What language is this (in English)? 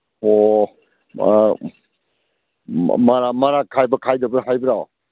Manipuri